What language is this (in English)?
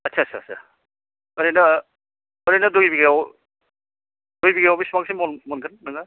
Bodo